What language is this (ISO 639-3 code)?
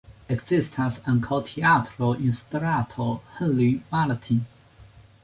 epo